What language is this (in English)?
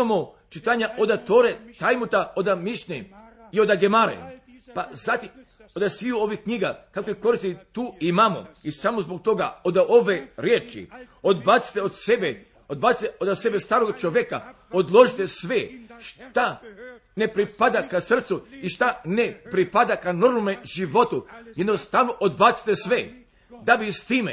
Croatian